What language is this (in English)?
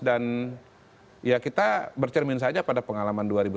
Indonesian